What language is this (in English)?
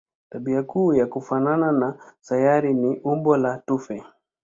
Swahili